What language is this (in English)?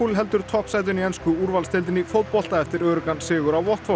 Icelandic